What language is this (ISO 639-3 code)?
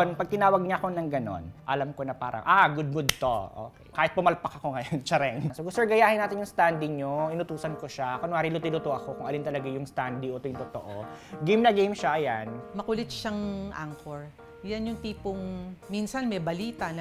fil